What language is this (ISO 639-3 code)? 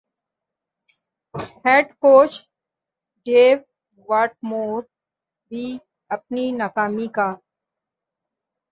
urd